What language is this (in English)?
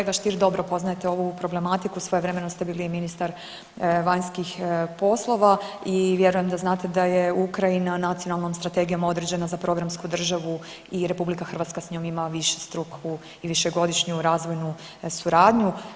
Croatian